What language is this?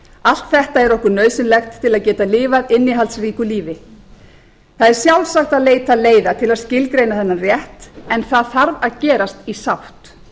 Icelandic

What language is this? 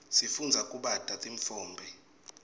Swati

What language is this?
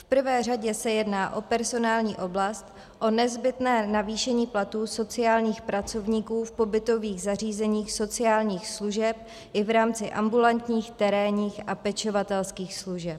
Czech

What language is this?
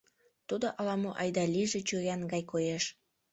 Mari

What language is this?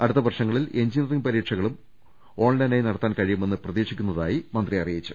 Malayalam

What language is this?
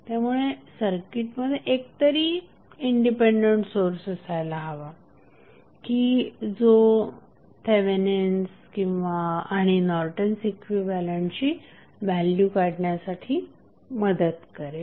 Marathi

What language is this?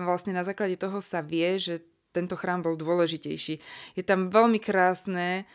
Slovak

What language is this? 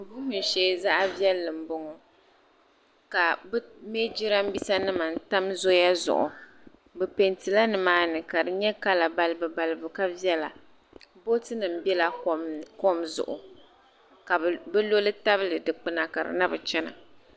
Dagbani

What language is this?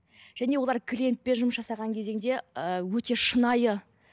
Kazakh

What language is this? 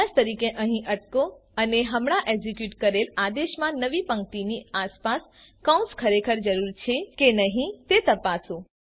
Gujarati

